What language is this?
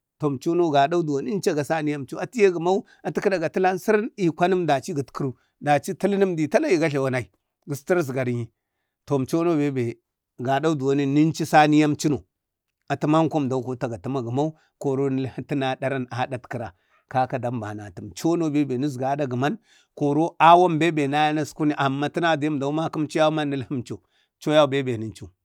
Bade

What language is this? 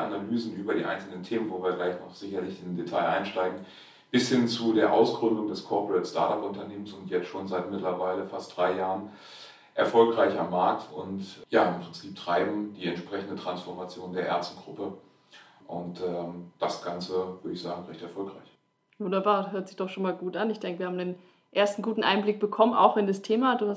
German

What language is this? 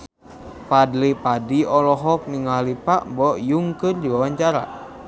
Sundanese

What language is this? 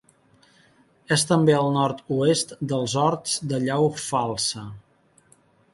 Catalan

